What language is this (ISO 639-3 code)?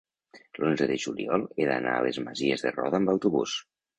cat